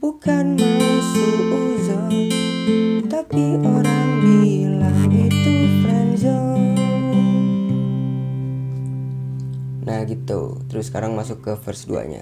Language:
Indonesian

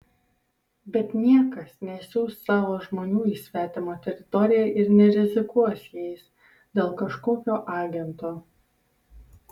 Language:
Lithuanian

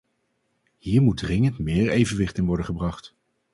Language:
Dutch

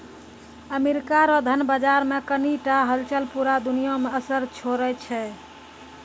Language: Maithili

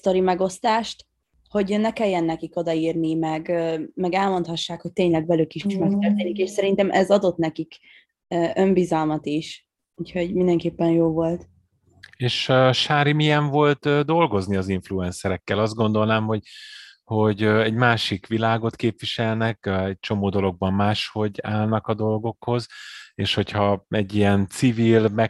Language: Hungarian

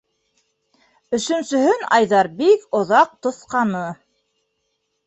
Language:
Bashkir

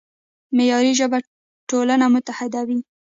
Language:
Pashto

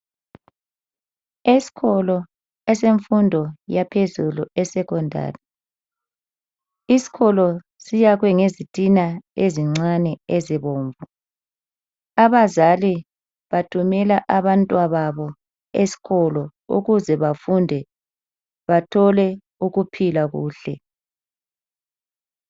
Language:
North Ndebele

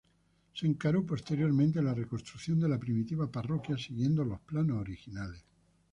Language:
Spanish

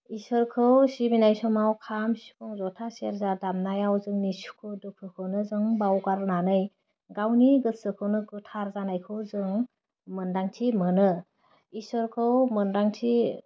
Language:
Bodo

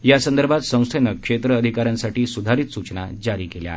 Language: Marathi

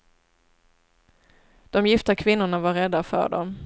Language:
Swedish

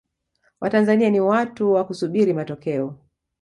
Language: Swahili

